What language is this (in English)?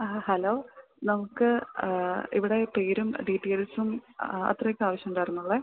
Malayalam